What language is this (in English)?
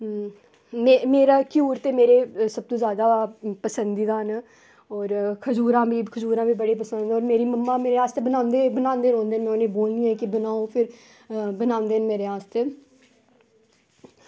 Dogri